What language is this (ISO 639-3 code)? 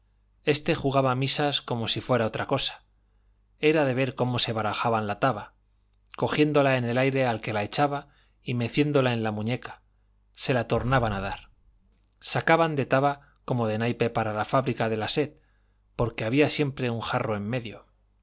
spa